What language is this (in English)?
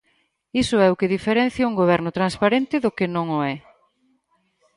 Galician